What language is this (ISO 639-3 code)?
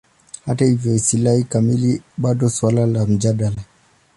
swa